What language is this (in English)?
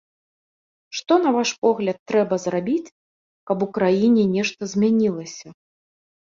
Belarusian